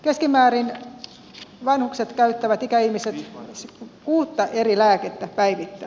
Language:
Finnish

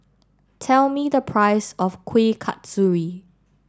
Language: English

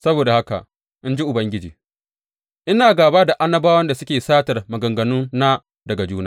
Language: Hausa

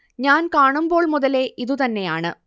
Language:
Malayalam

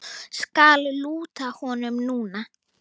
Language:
Icelandic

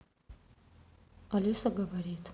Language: Russian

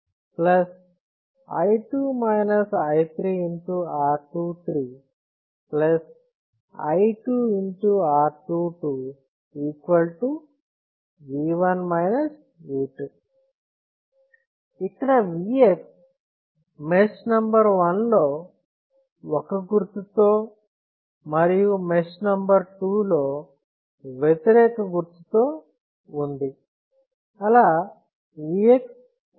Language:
Telugu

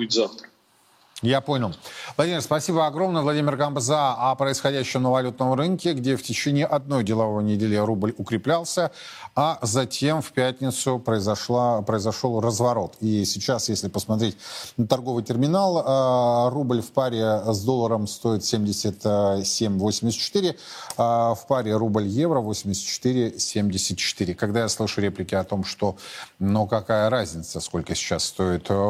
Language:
Russian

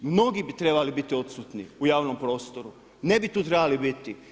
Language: Croatian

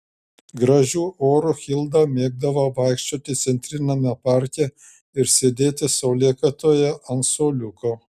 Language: Lithuanian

